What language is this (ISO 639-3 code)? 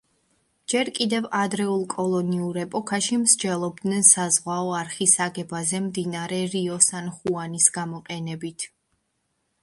kat